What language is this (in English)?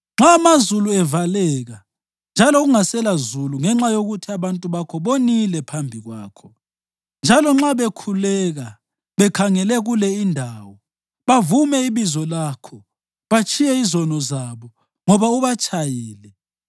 North Ndebele